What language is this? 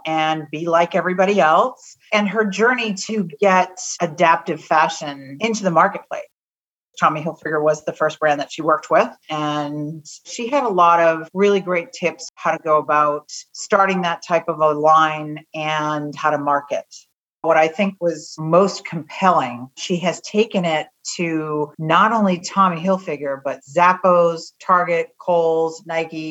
English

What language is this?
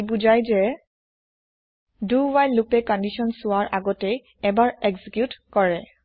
Assamese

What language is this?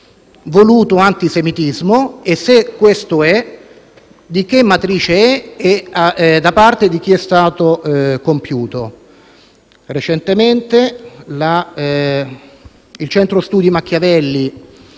Italian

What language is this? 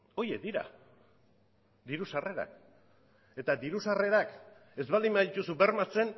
Basque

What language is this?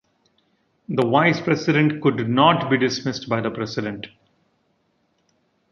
English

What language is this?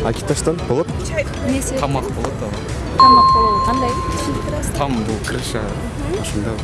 Turkish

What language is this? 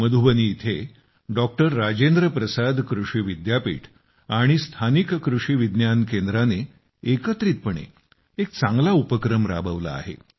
Marathi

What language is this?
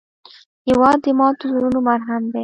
Pashto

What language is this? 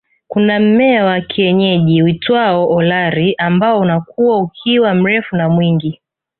Swahili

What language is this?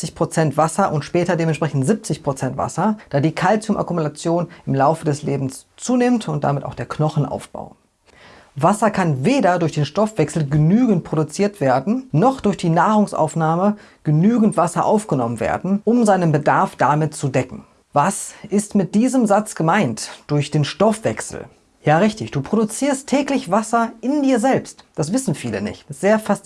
German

